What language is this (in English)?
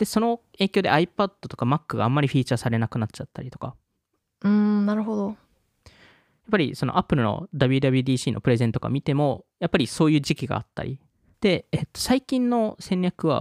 Japanese